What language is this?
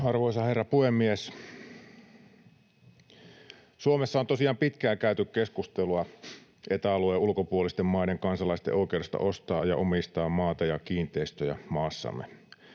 Finnish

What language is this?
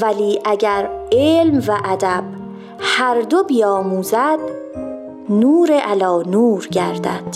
Persian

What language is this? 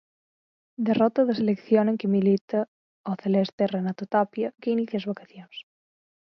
Galician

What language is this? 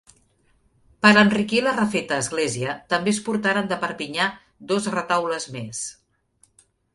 Catalan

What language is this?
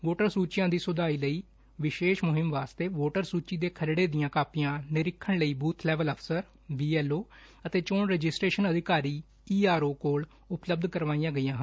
Punjabi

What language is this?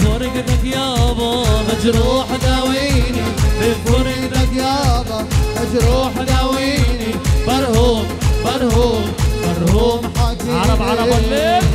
Arabic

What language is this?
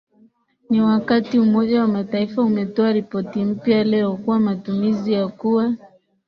Swahili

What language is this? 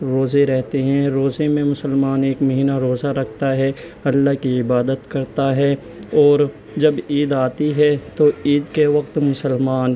Urdu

